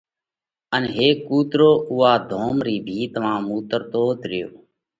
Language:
Parkari Koli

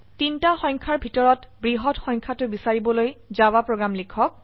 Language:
Assamese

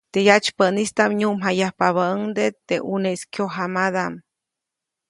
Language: Copainalá Zoque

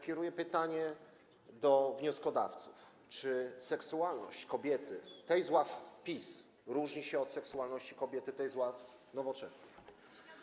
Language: Polish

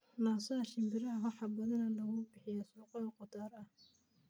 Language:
Somali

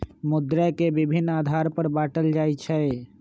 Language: Magahi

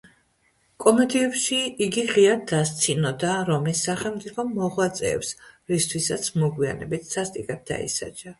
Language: Georgian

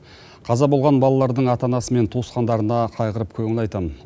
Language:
Kazakh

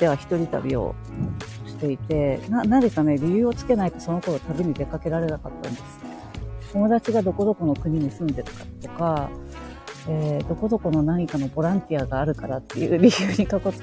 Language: Japanese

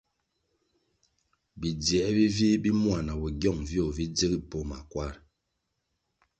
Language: Kwasio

